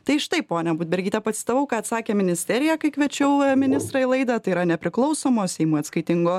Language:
Lithuanian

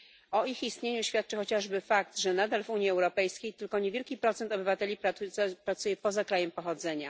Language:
Polish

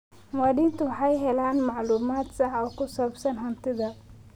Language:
Somali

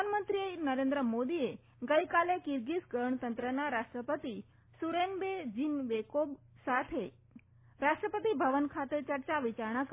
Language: Gujarati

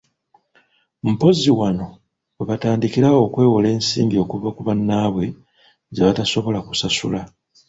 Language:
Ganda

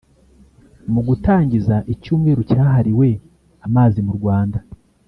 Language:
Kinyarwanda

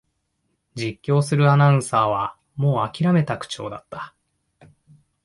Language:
Japanese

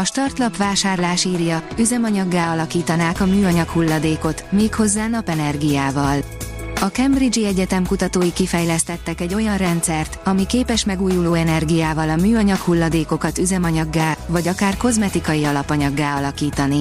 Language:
Hungarian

